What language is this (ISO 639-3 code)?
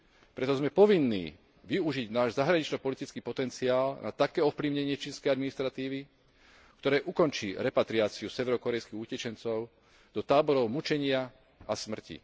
slk